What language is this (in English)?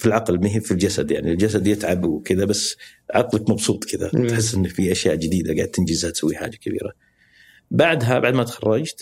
Arabic